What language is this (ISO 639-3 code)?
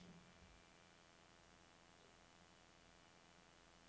dan